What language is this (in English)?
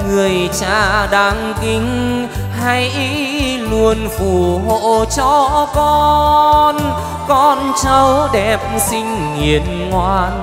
Vietnamese